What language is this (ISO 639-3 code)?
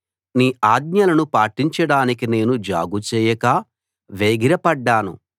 tel